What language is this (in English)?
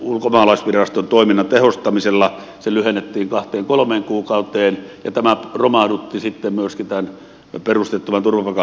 Finnish